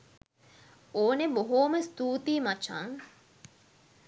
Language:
Sinhala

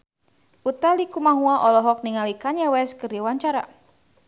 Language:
Sundanese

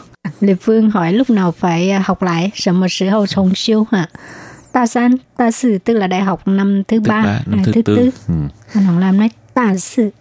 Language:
Vietnamese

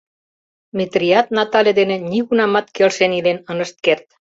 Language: Mari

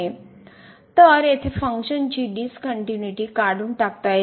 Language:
Marathi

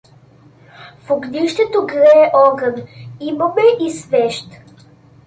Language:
Bulgarian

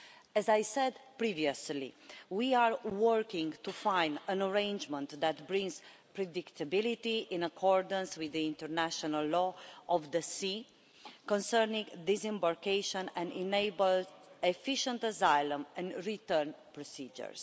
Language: English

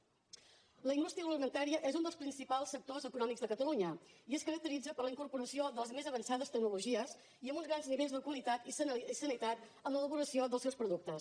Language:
Catalan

